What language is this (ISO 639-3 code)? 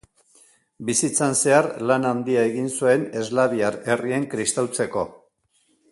eus